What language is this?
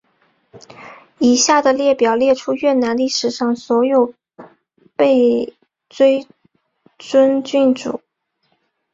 Chinese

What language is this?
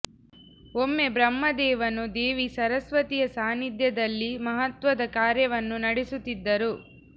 Kannada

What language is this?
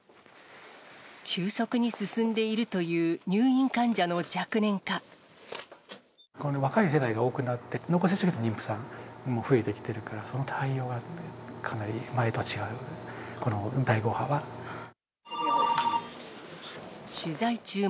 Japanese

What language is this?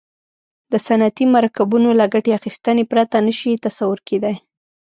Pashto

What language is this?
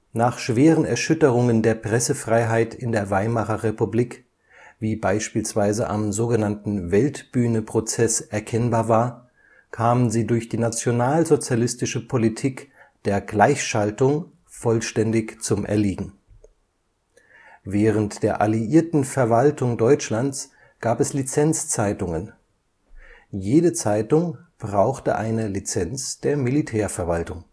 German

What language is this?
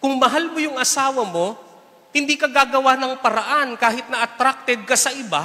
Filipino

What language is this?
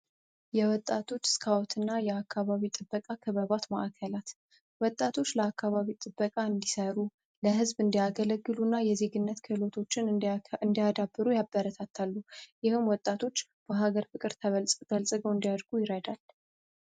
Amharic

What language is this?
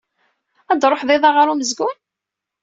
Kabyle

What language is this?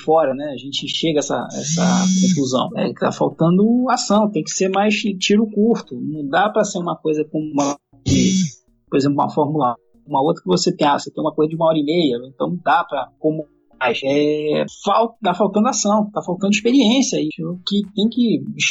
Portuguese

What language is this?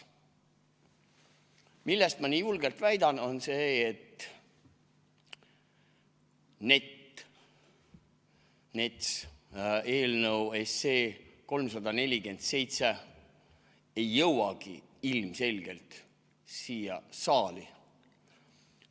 Estonian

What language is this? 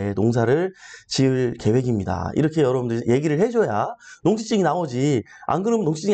Korean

